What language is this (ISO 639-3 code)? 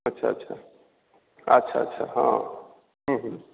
mai